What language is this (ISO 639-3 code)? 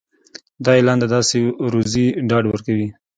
pus